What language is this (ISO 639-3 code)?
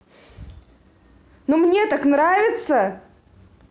rus